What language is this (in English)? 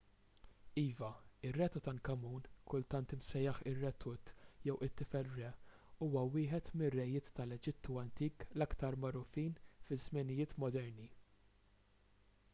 Maltese